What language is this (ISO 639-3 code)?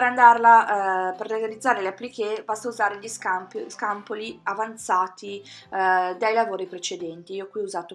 ita